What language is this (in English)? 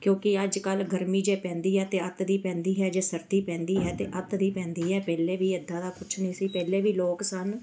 Punjabi